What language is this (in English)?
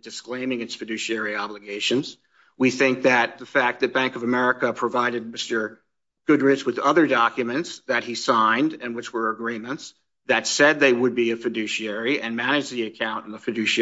English